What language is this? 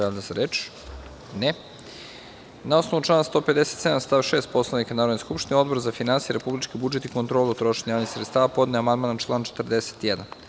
Serbian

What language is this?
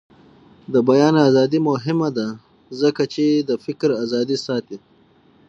Pashto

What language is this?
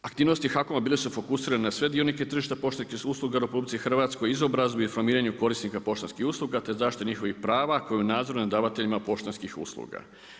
Croatian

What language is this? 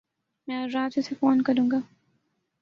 Urdu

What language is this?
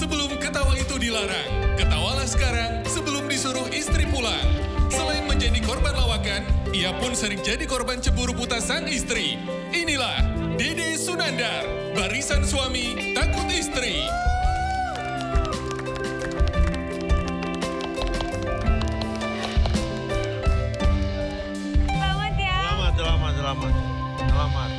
Indonesian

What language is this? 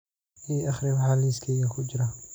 Somali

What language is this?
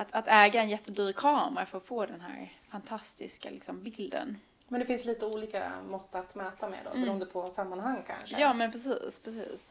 Swedish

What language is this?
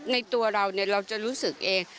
Thai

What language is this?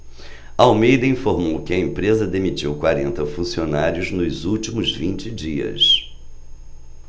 Portuguese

